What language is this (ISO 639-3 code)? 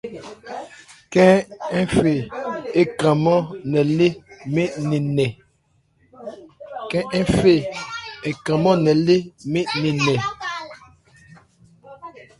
ebr